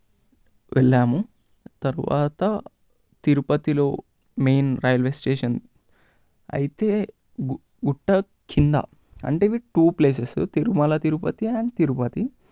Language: Telugu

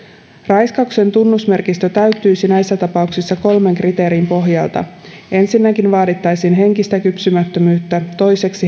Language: Finnish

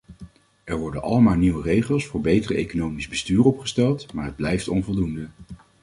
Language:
Dutch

